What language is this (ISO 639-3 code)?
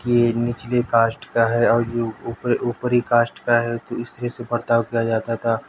urd